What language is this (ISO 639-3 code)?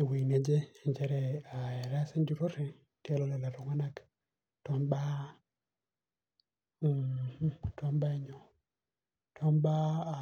mas